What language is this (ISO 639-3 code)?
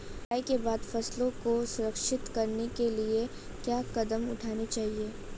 hin